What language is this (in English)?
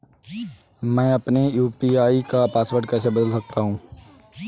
Hindi